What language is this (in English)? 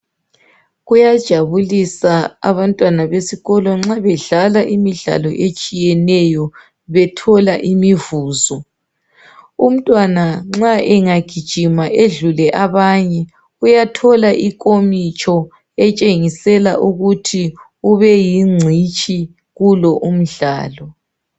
North Ndebele